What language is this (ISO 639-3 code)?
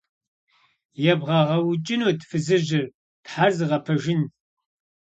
kbd